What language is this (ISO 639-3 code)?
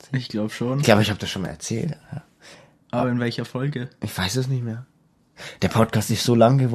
deu